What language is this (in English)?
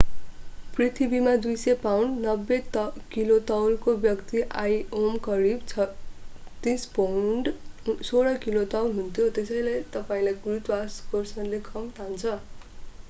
Nepali